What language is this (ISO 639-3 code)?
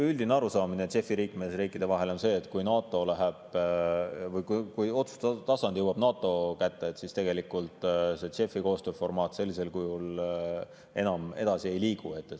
est